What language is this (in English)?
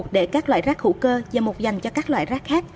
Vietnamese